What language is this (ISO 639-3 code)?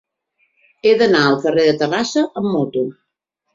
cat